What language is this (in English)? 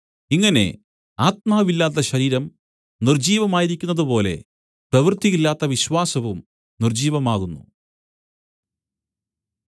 Malayalam